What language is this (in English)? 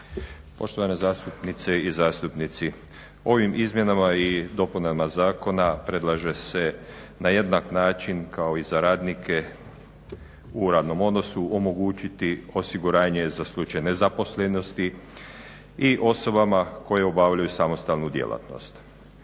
Croatian